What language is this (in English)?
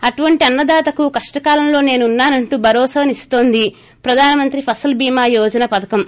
Telugu